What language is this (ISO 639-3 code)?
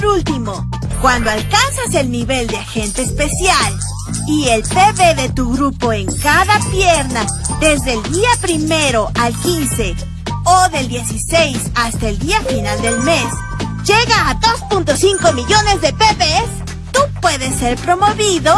spa